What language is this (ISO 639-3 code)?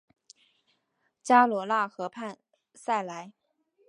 zho